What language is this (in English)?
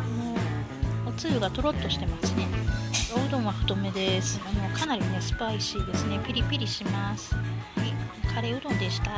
Japanese